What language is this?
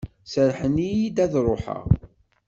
Kabyle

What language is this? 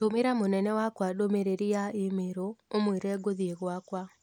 Kikuyu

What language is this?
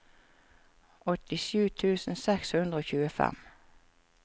Norwegian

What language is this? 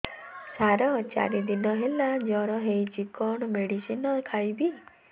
Odia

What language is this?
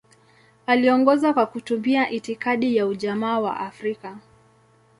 Swahili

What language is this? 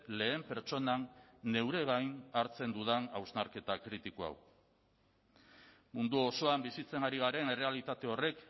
Basque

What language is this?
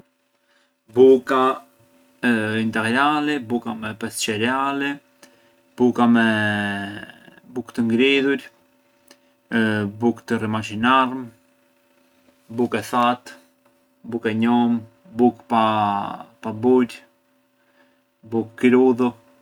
Arbëreshë Albanian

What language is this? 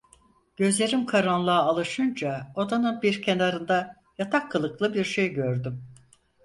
Turkish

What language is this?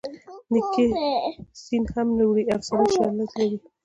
Pashto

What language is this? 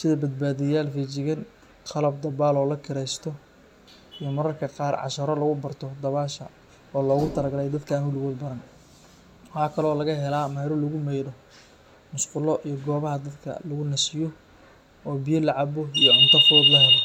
Somali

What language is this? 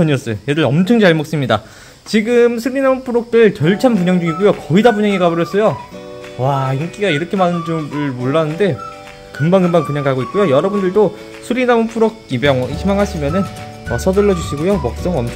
Korean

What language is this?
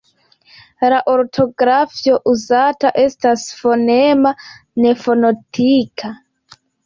Esperanto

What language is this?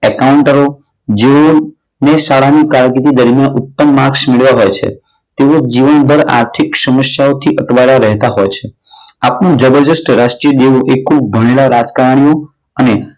Gujarati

